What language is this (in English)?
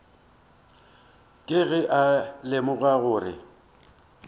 Northern Sotho